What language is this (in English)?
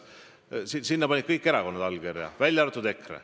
Estonian